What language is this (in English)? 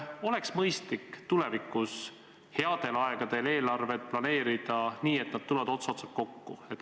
Estonian